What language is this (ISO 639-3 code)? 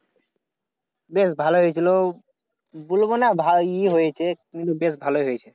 ben